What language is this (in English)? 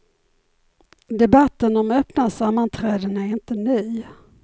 Swedish